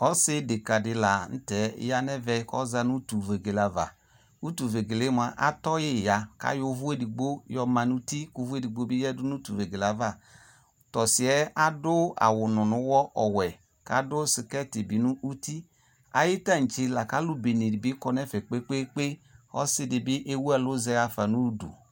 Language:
Ikposo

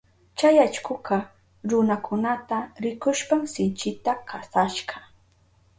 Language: Southern Pastaza Quechua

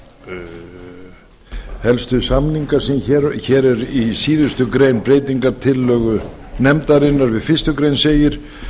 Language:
Icelandic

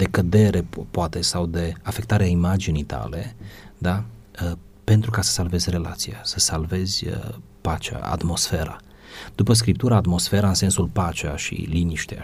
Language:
Romanian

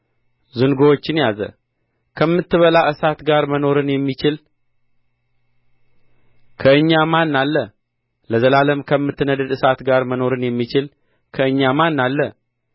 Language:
Amharic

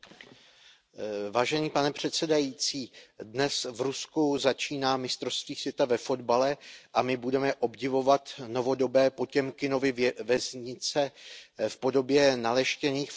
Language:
Czech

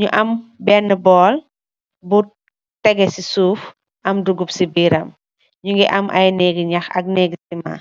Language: Wolof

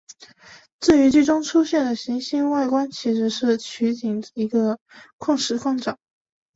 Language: Chinese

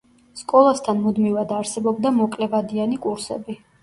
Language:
Georgian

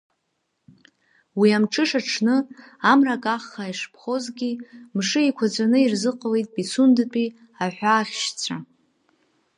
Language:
Abkhazian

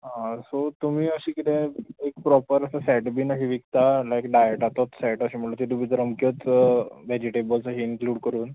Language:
Konkani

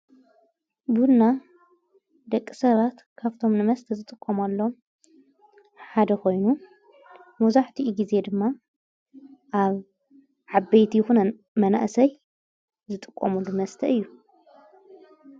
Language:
Tigrinya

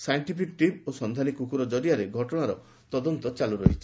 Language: Odia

